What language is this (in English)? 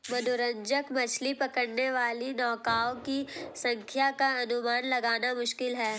Hindi